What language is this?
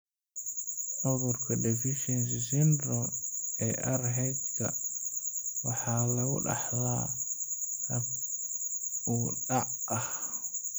Somali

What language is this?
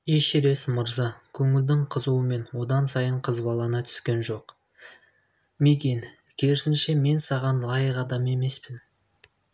Kazakh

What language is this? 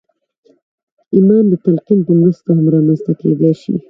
Pashto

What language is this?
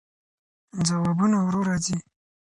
Pashto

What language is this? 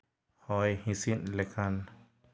Santali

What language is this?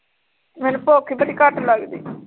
Punjabi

